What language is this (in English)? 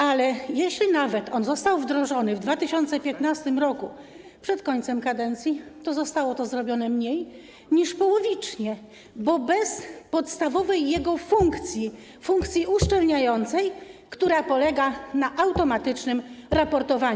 Polish